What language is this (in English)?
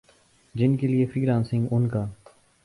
Urdu